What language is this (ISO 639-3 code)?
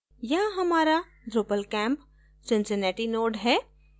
hin